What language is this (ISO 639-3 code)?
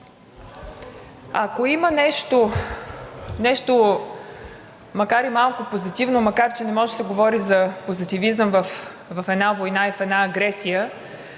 bul